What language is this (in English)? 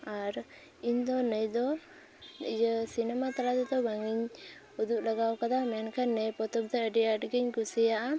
Santali